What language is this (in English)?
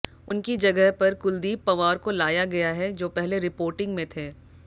Hindi